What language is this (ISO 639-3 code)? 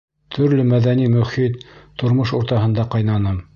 bak